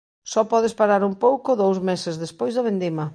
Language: Galician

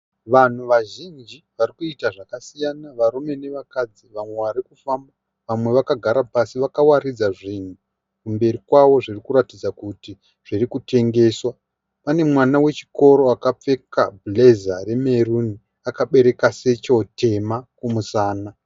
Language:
Shona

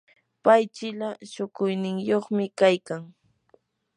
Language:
Yanahuanca Pasco Quechua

